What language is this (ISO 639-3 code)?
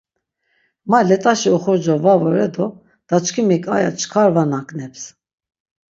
lzz